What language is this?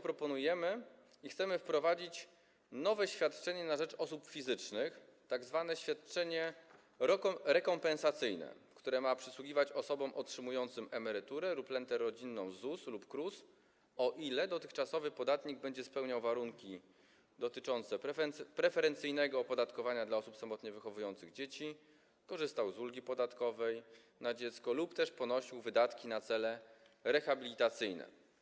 Polish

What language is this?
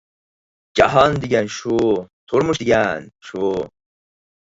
Uyghur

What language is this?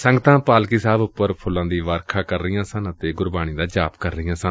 Punjabi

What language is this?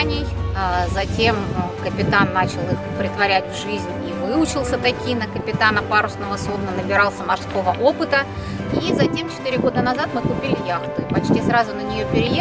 Russian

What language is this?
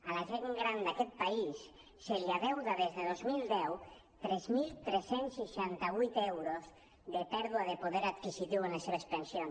Catalan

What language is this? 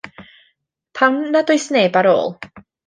Welsh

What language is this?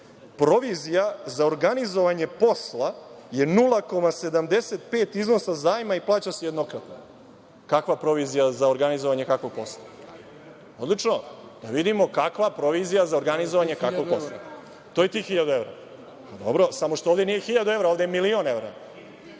Serbian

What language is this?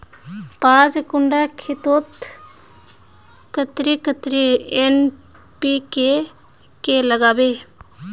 Magahi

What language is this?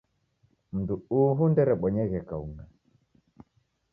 Taita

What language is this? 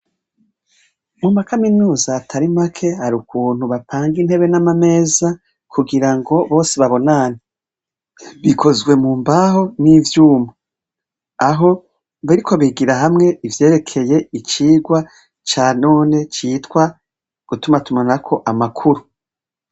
Rundi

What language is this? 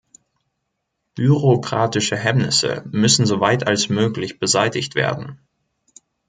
German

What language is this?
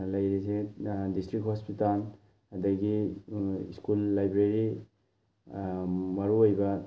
Manipuri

